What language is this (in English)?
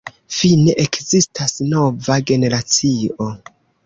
Esperanto